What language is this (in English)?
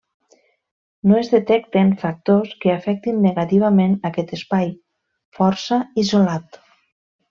Catalan